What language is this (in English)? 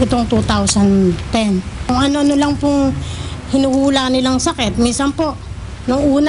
Filipino